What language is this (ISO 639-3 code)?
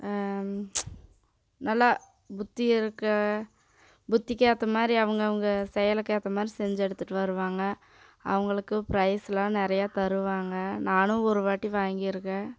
tam